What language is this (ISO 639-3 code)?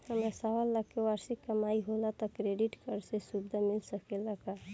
bho